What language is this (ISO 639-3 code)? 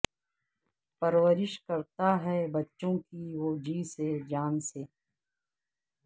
urd